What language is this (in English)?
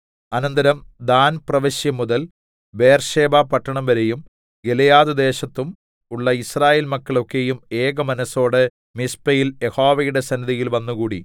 Malayalam